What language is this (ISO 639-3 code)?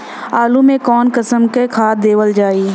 bho